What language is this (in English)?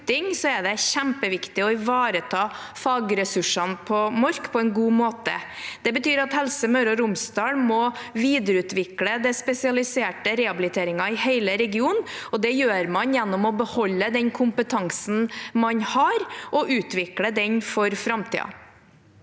Norwegian